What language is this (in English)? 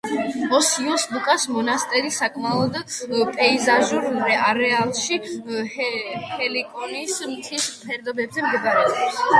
Georgian